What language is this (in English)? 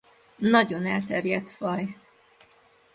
Hungarian